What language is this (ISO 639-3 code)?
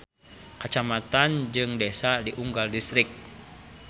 sun